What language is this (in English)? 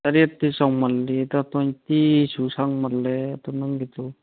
Manipuri